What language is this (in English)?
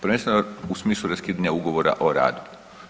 Croatian